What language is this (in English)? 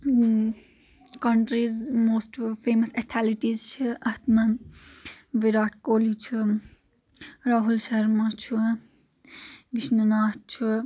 Kashmiri